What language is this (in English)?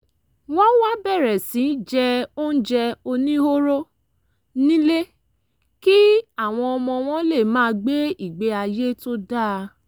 Yoruba